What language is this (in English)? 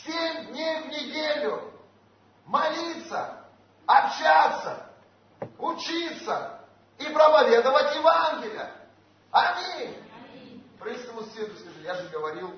Russian